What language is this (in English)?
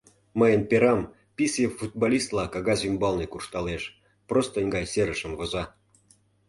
Mari